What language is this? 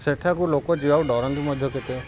Odia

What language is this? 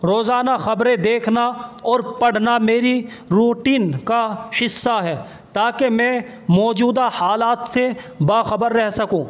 Urdu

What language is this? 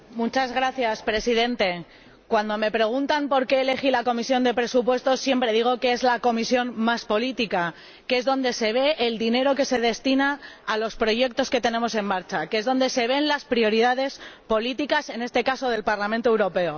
Spanish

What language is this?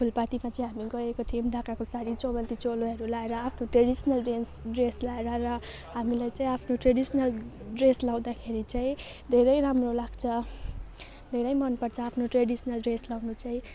Nepali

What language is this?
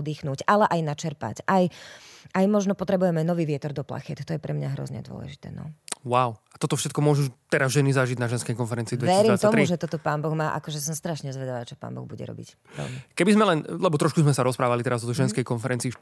Slovak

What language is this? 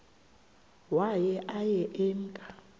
Xhosa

